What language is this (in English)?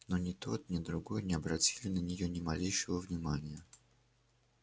Russian